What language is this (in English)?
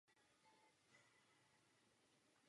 Czech